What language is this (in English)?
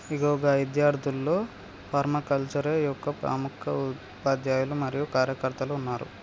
Telugu